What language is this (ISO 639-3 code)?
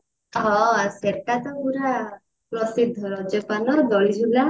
ori